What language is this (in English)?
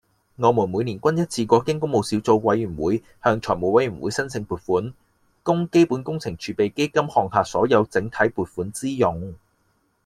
Cantonese